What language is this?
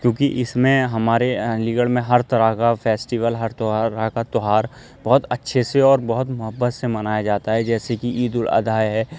Urdu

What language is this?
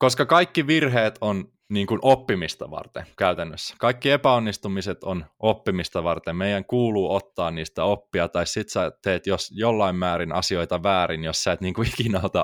Finnish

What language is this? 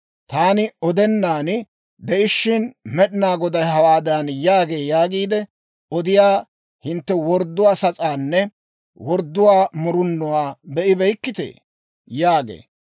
Dawro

